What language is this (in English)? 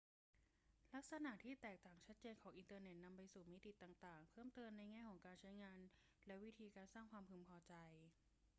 Thai